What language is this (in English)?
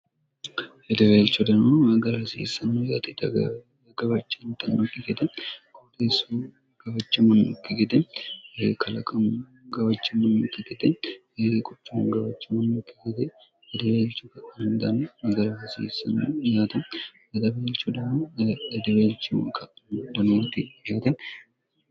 Sidamo